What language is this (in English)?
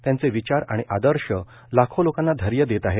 Marathi